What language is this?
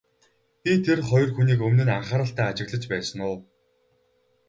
Mongolian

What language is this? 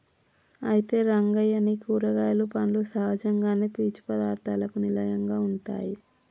Telugu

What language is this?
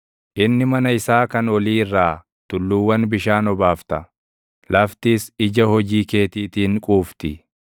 Oromo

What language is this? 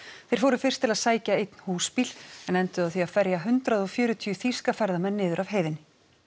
Icelandic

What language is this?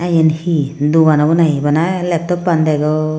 Chakma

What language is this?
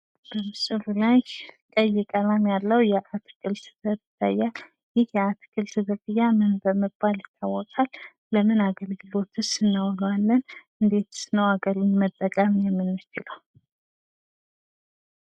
Amharic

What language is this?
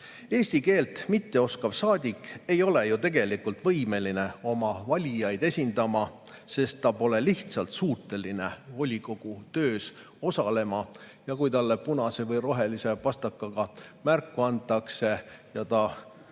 Estonian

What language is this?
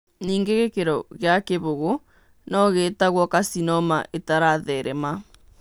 Kikuyu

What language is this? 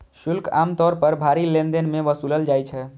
Maithili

